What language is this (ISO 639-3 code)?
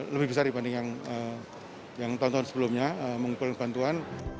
ind